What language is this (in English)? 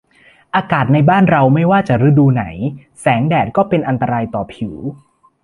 Thai